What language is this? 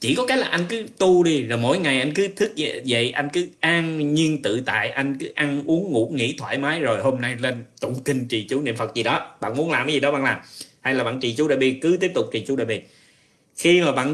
Vietnamese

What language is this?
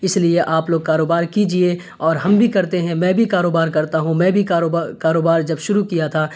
Urdu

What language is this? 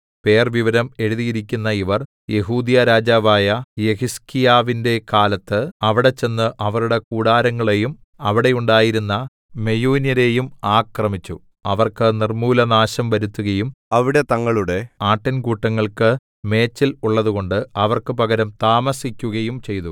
Malayalam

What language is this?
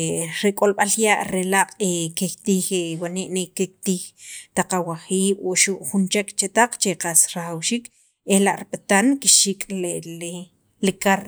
Sacapulteco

